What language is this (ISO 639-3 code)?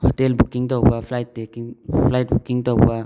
mni